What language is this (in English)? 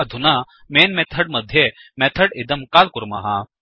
Sanskrit